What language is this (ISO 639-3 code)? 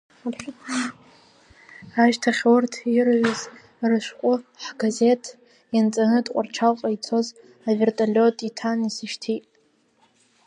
abk